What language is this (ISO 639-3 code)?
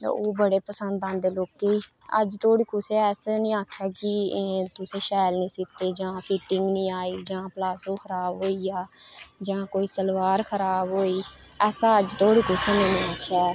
doi